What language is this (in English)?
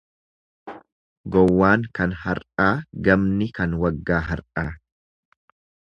Oromo